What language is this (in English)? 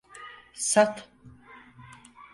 Turkish